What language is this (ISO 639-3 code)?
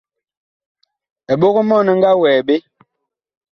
bkh